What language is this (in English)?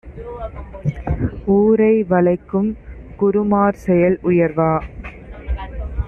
Tamil